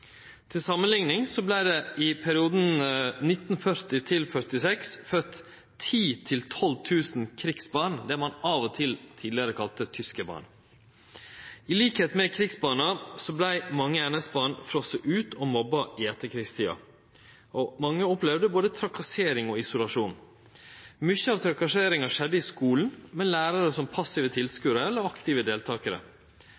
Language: Norwegian Nynorsk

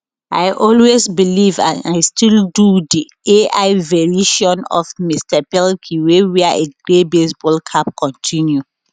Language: Nigerian Pidgin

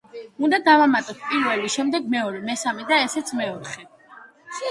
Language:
Georgian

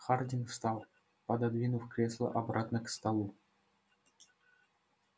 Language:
Russian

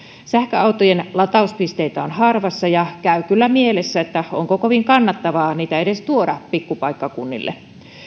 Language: Finnish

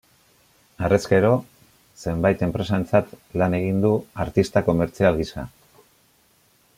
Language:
Basque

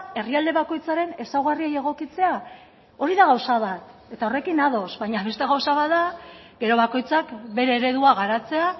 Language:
Basque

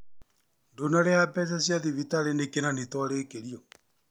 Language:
Kikuyu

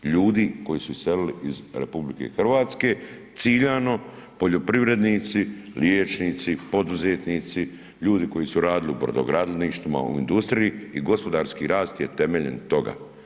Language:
Croatian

